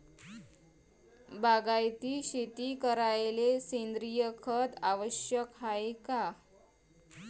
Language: Marathi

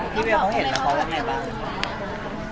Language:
Thai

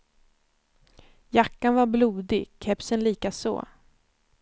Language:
Swedish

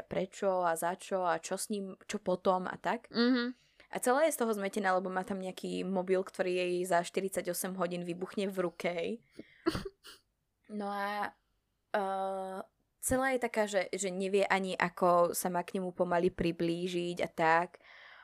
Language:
Slovak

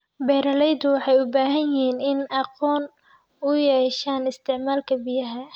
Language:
Somali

